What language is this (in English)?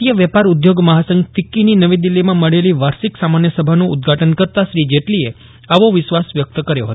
Gujarati